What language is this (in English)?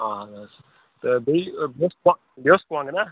Kashmiri